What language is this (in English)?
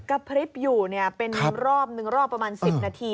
Thai